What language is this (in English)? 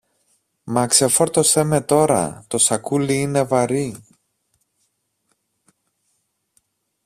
Greek